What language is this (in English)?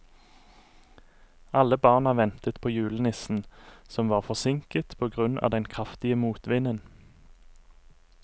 Norwegian